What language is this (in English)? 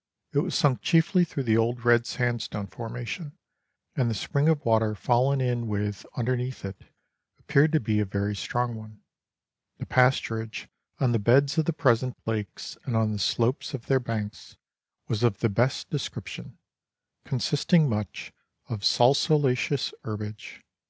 English